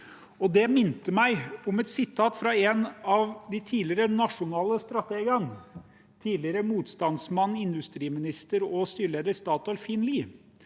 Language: Norwegian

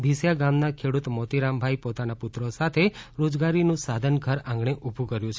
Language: Gujarati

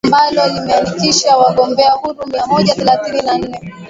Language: Swahili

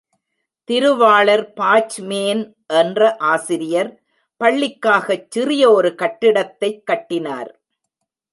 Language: Tamil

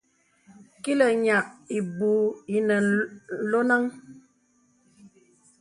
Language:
Bebele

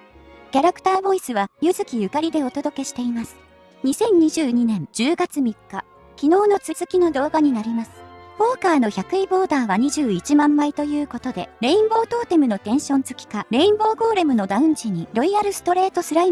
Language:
Japanese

